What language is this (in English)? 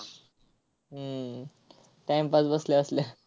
Marathi